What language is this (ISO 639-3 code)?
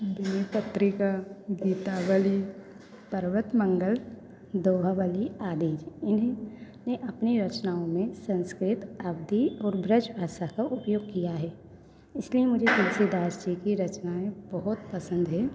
hin